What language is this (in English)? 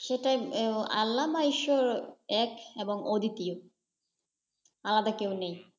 Bangla